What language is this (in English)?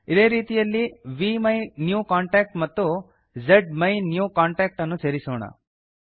Kannada